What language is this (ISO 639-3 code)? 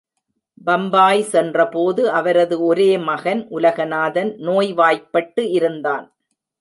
tam